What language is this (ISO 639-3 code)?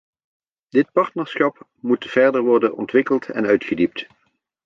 nld